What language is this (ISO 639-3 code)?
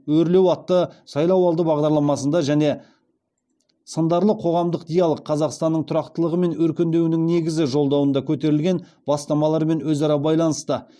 kaz